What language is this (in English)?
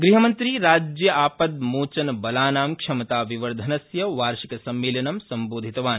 Sanskrit